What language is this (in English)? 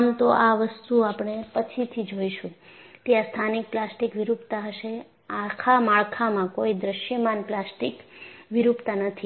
Gujarati